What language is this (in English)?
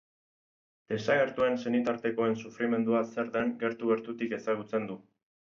Basque